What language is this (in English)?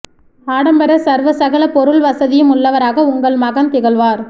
Tamil